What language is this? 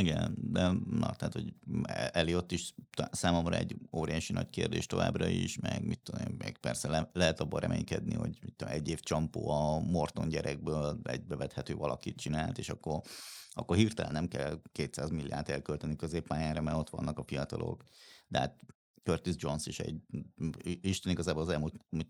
Hungarian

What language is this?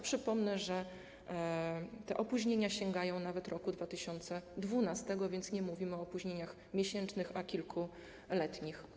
Polish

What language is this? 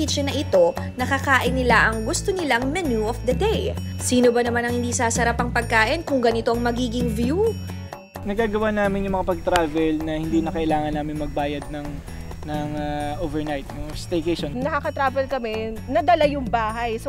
Filipino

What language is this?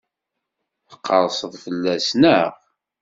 Kabyle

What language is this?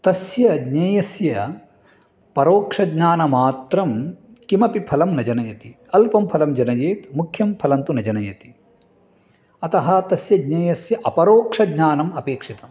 Sanskrit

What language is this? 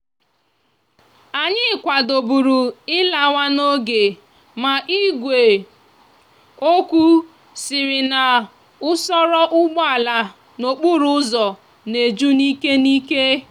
Igbo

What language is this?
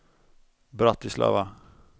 Swedish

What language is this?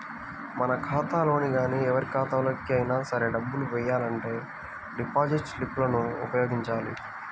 Telugu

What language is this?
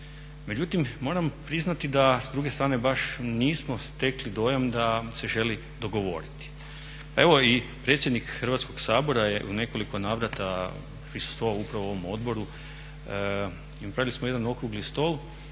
Croatian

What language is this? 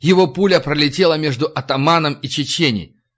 Russian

